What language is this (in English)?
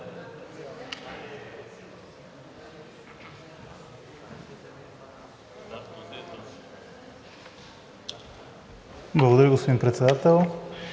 Bulgarian